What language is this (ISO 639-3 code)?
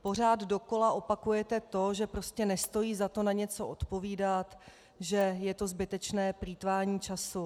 ces